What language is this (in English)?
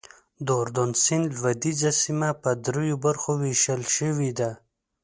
Pashto